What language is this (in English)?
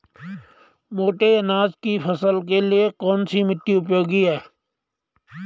Hindi